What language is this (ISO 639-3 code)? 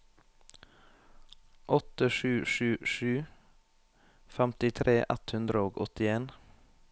nor